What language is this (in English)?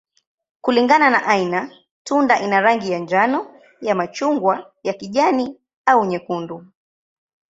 Swahili